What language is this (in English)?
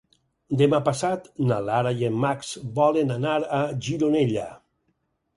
Catalan